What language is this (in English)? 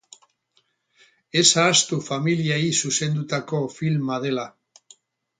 Basque